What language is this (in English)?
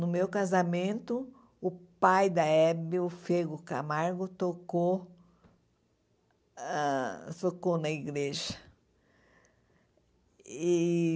Portuguese